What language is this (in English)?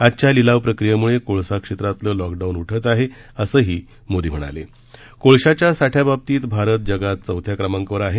Marathi